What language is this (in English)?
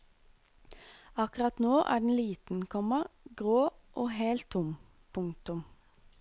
Norwegian